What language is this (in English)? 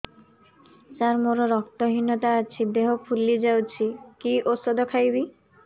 Odia